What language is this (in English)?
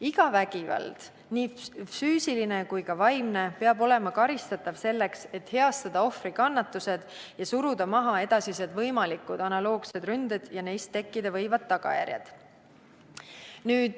Estonian